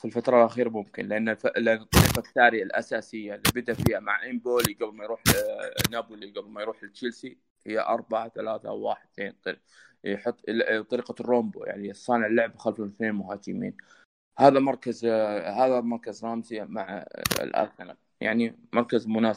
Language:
Arabic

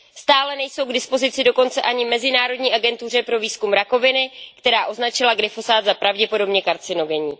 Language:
Czech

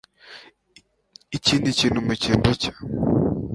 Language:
Kinyarwanda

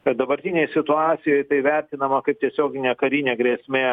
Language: Lithuanian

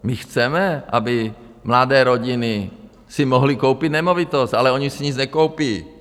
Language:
Czech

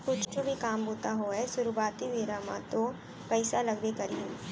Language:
Chhattisgarhi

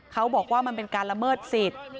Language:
Thai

